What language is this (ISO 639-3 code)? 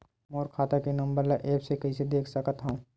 hne